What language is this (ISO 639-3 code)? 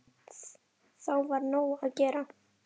isl